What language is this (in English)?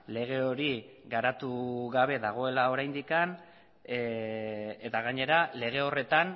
Basque